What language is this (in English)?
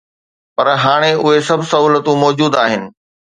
Sindhi